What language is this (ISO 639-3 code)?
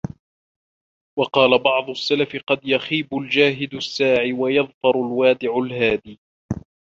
ara